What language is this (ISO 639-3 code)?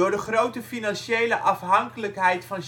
nld